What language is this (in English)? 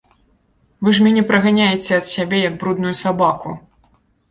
Belarusian